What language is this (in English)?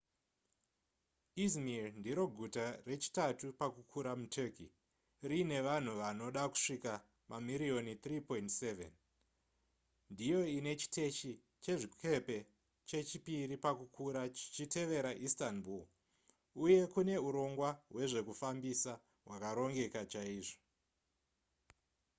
Shona